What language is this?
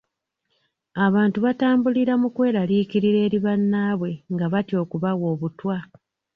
Ganda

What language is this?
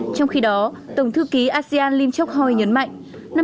Vietnamese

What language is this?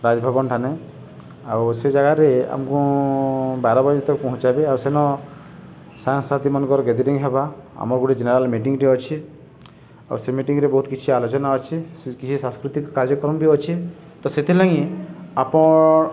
Odia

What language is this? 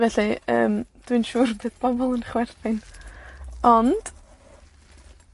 Welsh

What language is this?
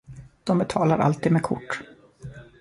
Swedish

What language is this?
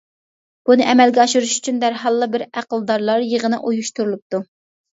Uyghur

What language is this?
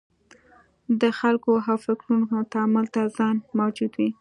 Pashto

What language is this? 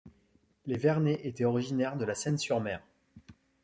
French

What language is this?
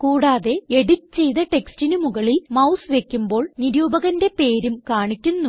Malayalam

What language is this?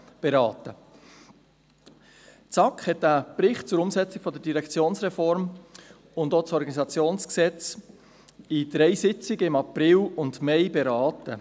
Swiss German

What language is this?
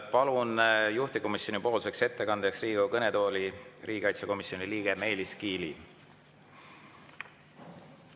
Estonian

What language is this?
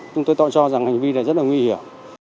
Vietnamese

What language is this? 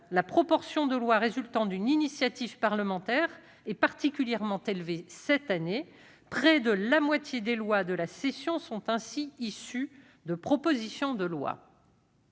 French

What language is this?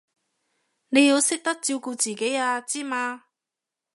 Cantonese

